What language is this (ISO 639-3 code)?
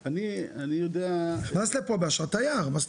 heb